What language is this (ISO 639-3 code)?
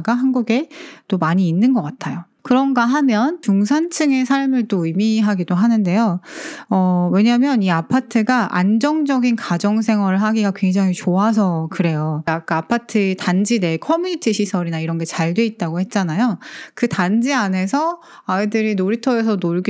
kor